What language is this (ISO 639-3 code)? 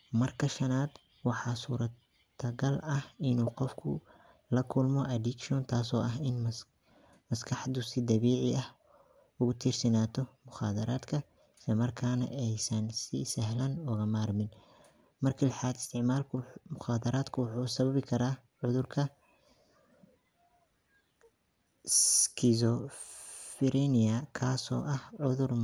som